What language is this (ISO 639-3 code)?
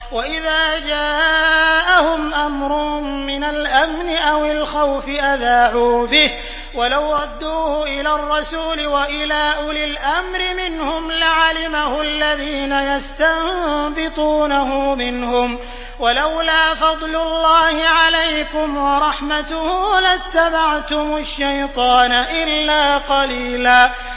ara